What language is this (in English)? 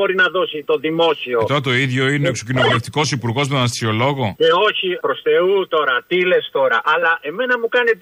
Greek